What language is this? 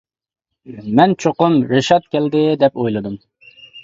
Uyghur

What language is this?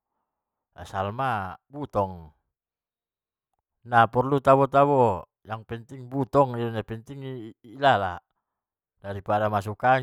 Batak Mandailing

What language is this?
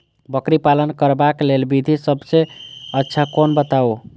Maithili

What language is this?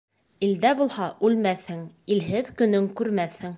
Bashkir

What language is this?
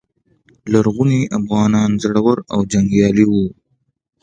Pashto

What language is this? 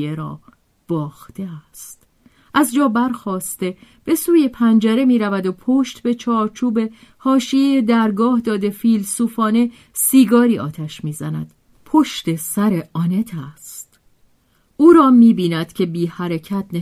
Persian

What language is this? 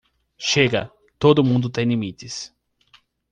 Portuguese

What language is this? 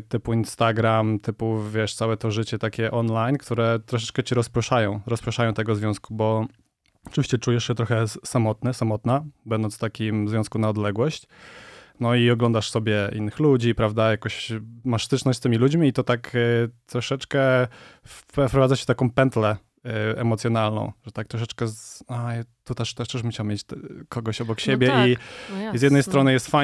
Polish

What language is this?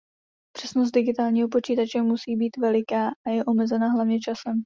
Czech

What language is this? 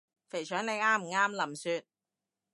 Cantonese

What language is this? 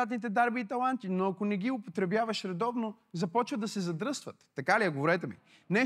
Bulgarian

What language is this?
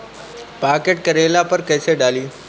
Bhojpuri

